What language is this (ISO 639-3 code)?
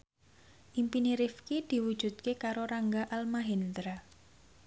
jav